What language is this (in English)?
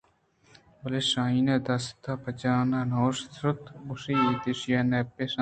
Eastern Balochi